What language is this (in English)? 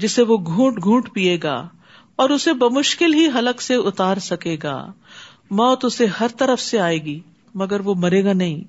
Urdu